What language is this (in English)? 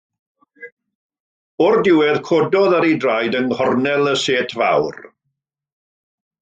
Welsh